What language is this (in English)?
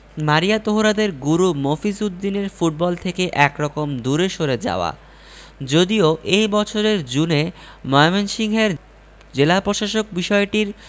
Bangla